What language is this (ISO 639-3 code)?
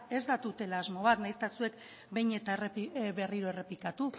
eus